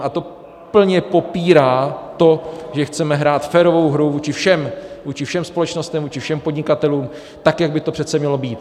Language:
Czech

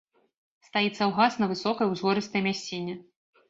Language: Belarusian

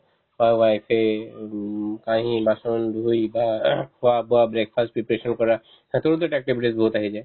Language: Assamese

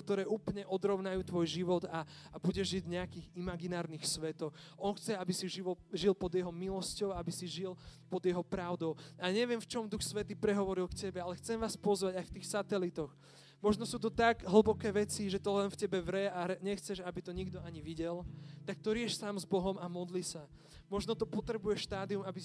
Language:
Slovak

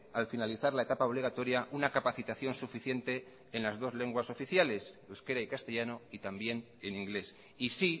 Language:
Spanish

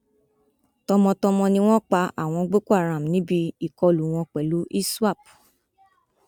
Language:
Yoruba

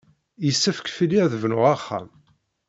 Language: Kabyle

